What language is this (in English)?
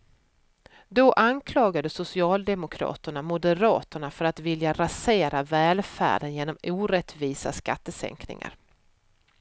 Swedish